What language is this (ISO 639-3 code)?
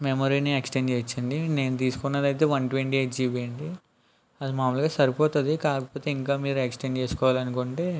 tel